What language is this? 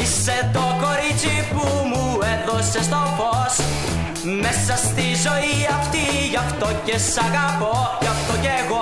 Greek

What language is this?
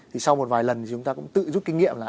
Vietnamese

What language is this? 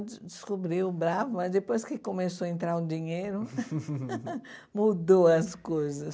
Portuguese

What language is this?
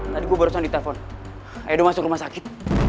Indonesian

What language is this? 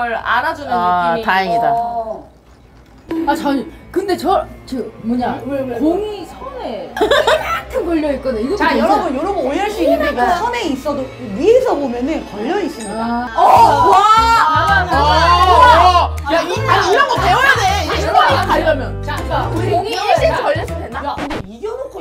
Korean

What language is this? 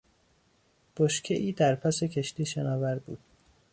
Persian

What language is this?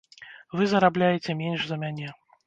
Belarusian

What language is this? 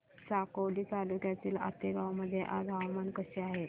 Marathi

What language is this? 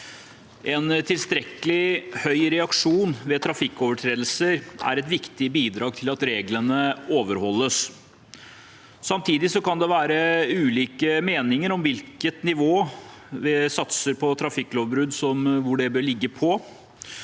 Norwegian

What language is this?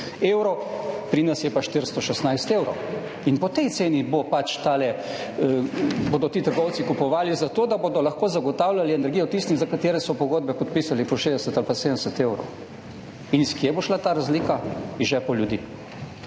Slovenian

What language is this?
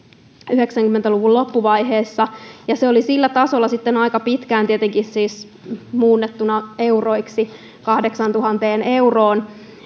Finnish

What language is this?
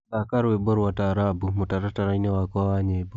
Kikuyu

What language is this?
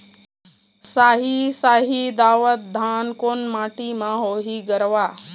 Chhattisgarhi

